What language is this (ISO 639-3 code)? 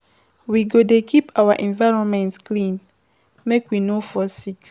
pcm